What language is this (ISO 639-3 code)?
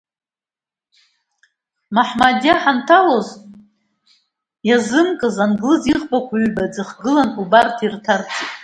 abk